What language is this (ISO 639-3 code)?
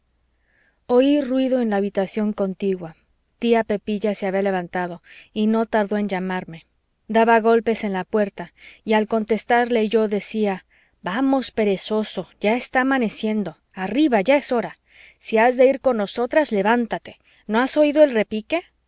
spa